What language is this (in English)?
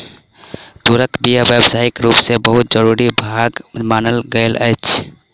Maithili